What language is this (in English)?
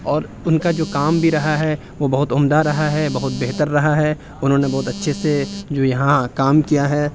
Urdu